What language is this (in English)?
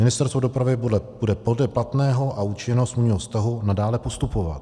Czech